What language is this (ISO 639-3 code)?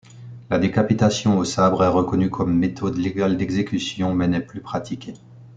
fra